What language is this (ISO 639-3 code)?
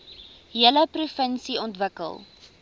afr